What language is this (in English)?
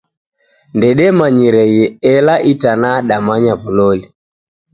Taita